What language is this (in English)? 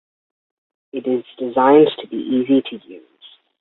English